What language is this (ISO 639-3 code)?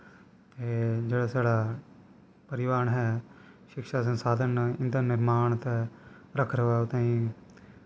doi